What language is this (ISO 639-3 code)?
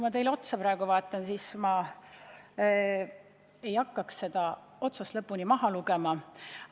est